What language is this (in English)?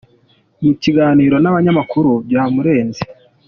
Kinyarwanda